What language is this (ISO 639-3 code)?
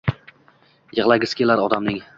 uzb